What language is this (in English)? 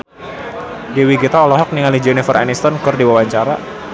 Sundanese